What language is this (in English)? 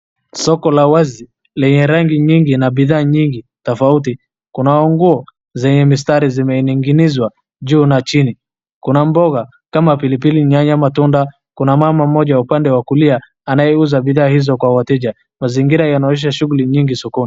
Swahili